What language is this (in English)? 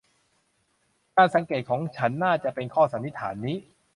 Thai